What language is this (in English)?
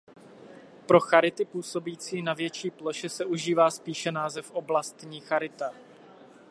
Czech